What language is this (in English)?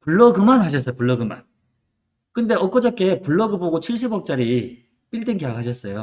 Korean